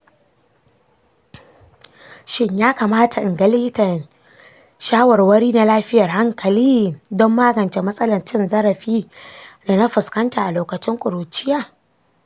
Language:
Hausa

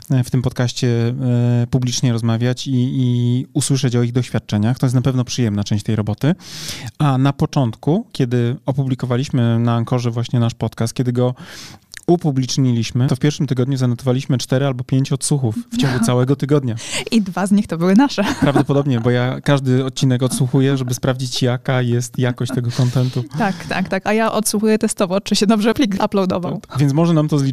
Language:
Polish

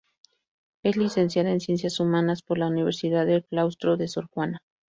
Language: Spanish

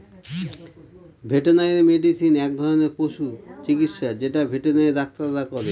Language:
Bangla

